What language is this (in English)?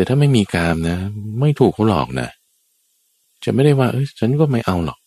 Thai